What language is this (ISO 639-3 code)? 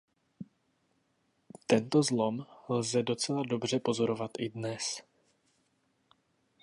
ces